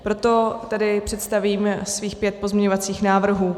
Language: Czech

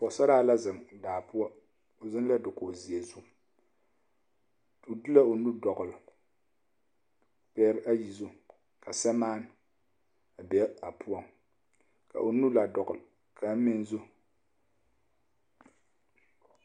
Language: Southern Dagaare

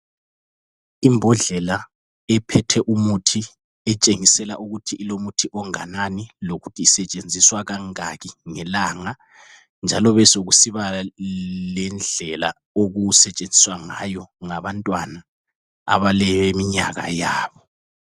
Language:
North Ndebele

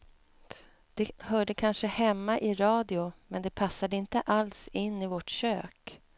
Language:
Swedish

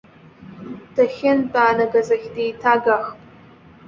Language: Abkhazian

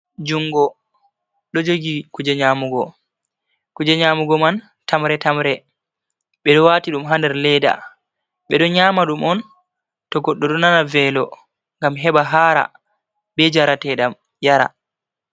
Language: Fula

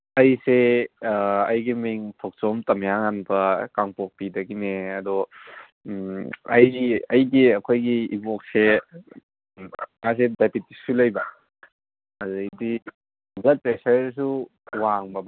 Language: Manipuri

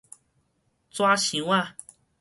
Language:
Min Nan Chinese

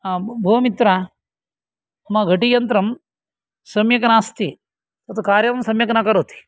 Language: Sanskrit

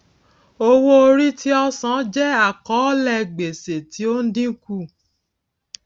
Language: Yoruba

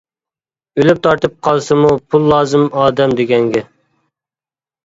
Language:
Uyghur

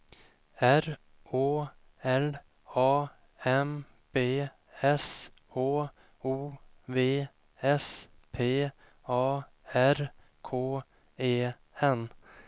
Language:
Swedish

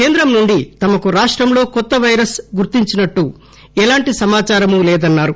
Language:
Telugu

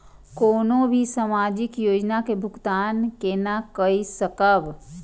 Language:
Maithili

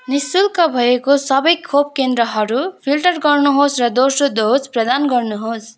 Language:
Nepali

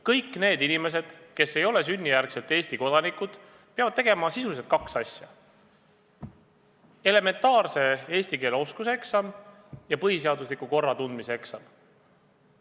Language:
Estonian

